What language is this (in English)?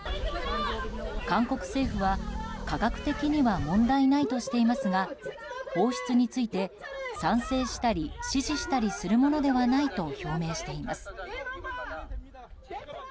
Japanese